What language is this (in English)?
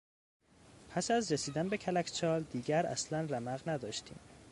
Persian